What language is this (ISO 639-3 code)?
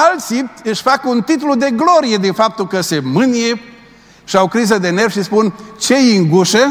ron